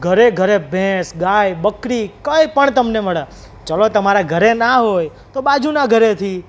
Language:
Gujarati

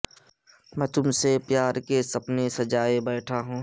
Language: Urdu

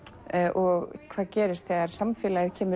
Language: Icelandic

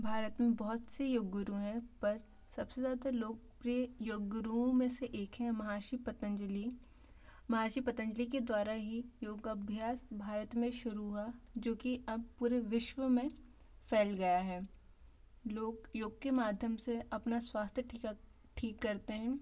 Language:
Hindi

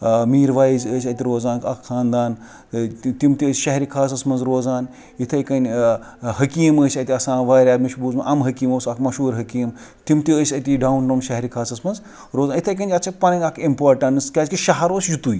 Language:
Kashmiri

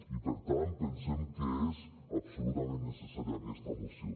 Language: Catalan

